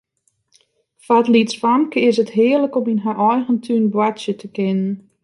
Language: Western Frisian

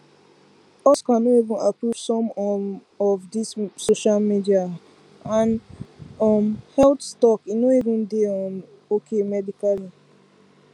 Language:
Nigerian Pidgin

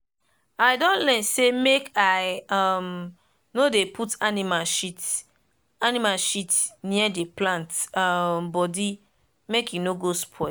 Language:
Nigerian Pidgin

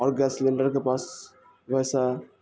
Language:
Urdu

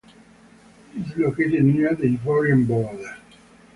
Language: English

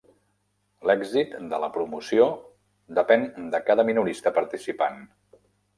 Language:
Catalan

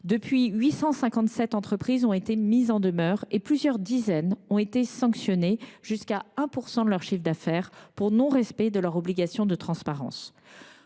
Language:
French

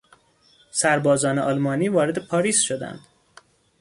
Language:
Persian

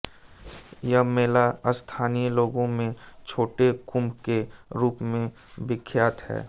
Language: Hindi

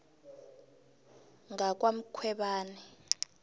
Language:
South Ndebele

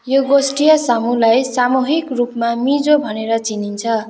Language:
Nepali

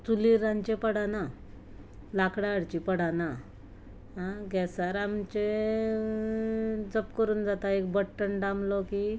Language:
Konkani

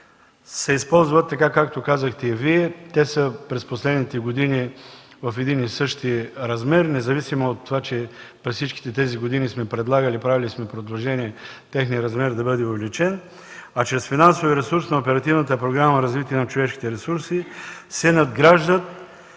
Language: Bulgarian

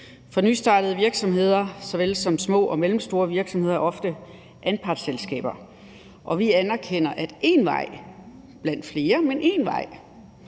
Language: Danish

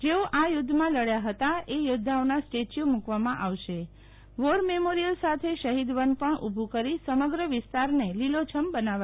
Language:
Gujarati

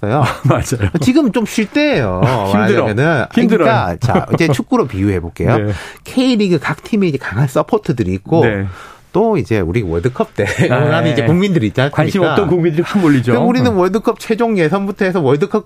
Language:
Korean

